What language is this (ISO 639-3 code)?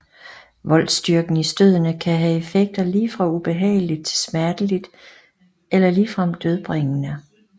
dan